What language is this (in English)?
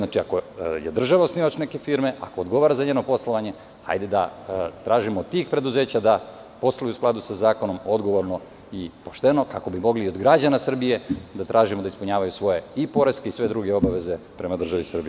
Serbian